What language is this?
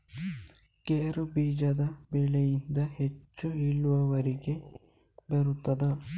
Kannada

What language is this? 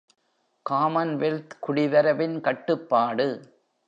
Tamil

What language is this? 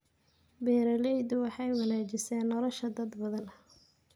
Somali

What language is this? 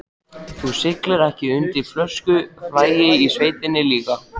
Icelandic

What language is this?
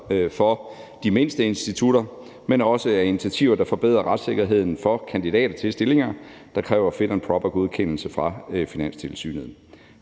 Danish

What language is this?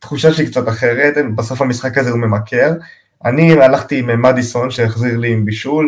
Hebrew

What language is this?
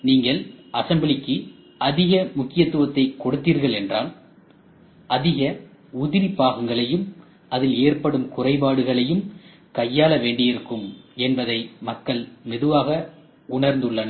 Tamil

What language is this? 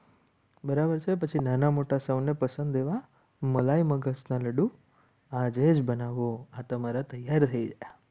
Gujarati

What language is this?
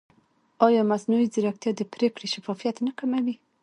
Pashto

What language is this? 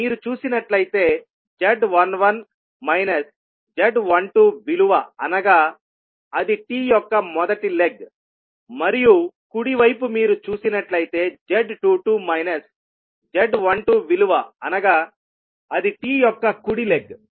Telugu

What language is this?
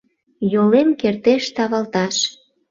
Mari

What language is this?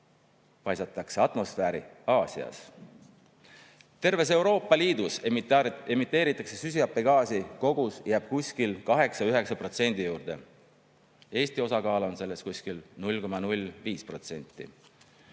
Estonian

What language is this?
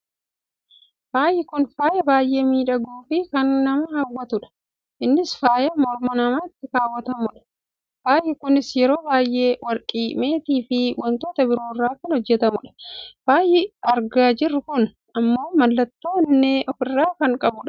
Oromo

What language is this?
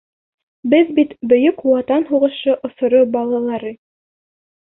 Bashkir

